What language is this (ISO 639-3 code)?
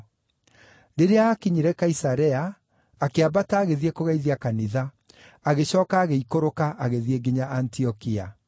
kik